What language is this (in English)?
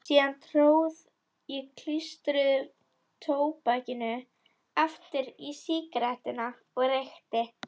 Icelandic